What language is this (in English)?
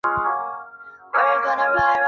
Chinese